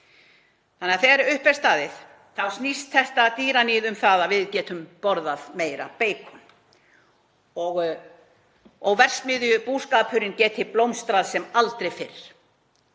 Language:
Icelandic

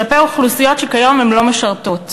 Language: Hebrew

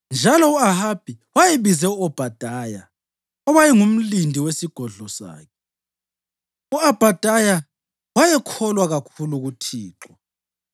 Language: North Ndebele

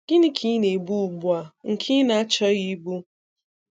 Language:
Igbo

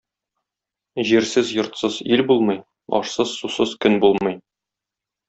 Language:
Tatar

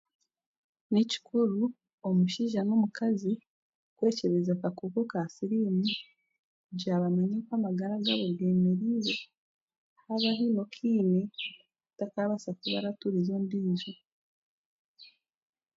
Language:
Chiga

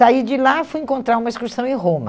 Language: Portuguese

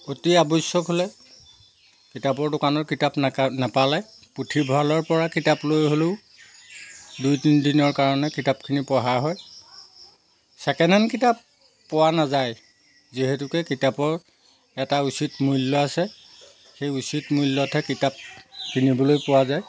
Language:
Assamese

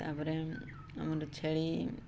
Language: Odia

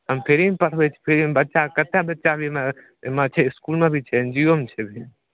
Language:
Maithili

